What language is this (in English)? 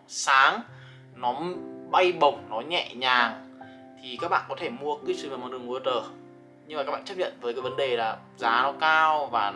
Vietnamese